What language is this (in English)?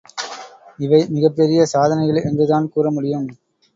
Tamil